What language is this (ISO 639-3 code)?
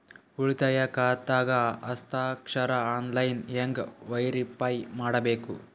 kan